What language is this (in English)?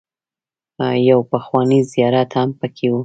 Pashto